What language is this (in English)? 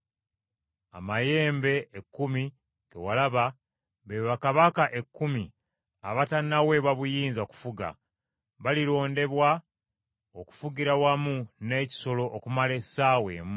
Ganda